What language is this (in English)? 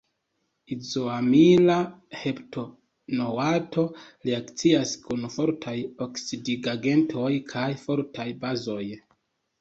Esperanto